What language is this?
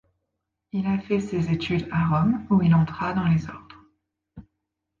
French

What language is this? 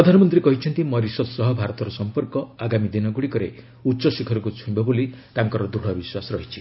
Odia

